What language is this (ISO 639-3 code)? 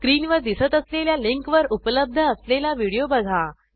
mar